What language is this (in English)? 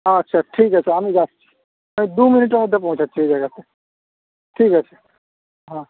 Bangla